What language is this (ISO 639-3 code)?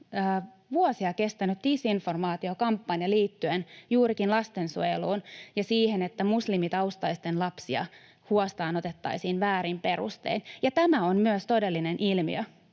fin